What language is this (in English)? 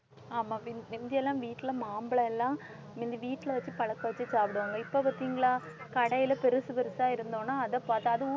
Tamil